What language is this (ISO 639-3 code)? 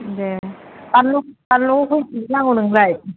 brx